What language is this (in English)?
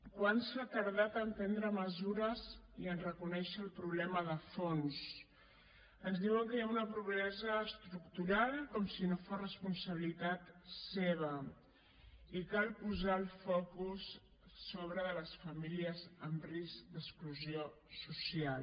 Catalan